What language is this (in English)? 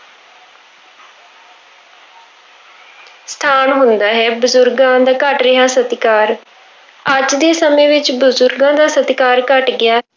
Punjabi